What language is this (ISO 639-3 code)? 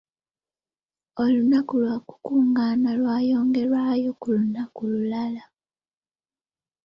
lug